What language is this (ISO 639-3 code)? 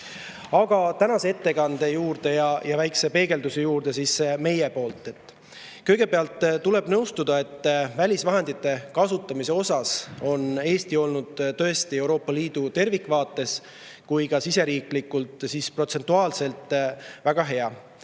est